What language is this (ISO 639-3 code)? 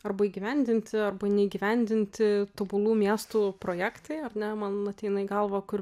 lit